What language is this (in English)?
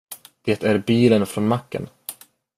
Swedish